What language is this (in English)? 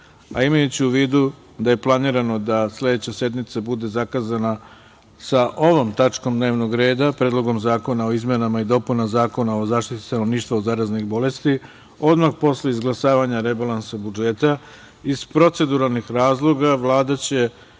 Serbian